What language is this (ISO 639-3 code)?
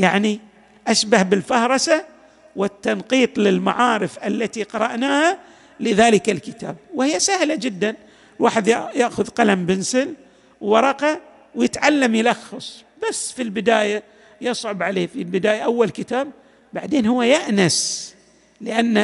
ara